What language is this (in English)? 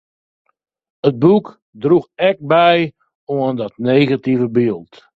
Western Frisian